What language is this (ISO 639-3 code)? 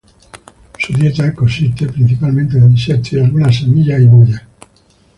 spa